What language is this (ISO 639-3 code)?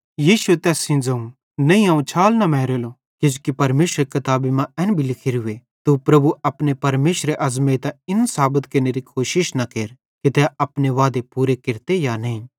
bhd